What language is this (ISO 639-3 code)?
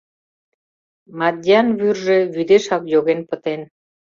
chm